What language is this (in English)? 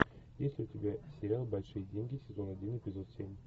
Russian